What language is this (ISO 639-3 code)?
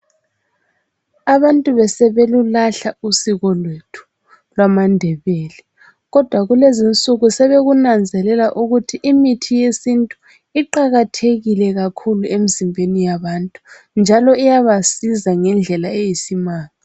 nde